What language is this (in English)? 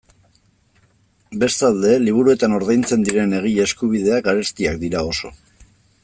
Basque